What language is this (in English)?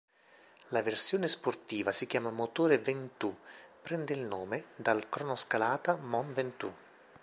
Italian